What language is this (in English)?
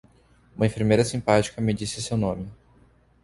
Portuguese